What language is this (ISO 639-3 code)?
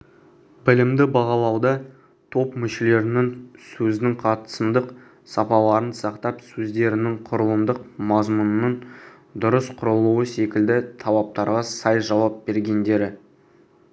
kaz